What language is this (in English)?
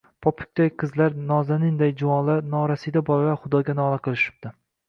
Uzbek